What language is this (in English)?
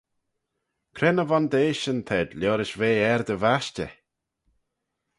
Manx